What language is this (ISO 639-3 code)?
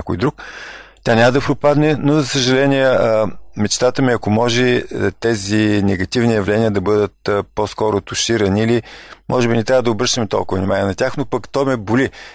bul